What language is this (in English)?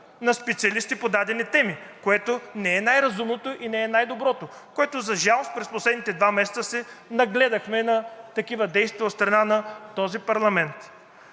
Bulgarian